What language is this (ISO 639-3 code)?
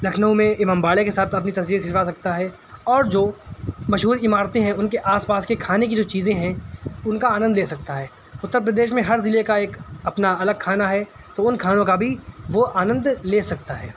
urd